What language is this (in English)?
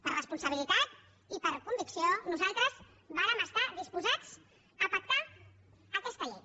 Catalan